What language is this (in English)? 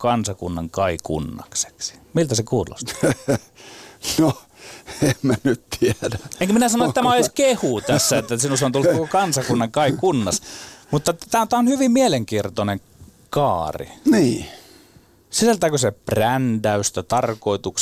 Finnish